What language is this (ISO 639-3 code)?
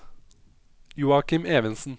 nor